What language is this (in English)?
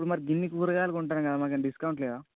Telugu